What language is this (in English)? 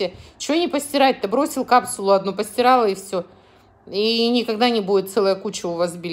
Russian